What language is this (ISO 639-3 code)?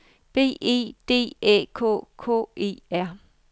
dan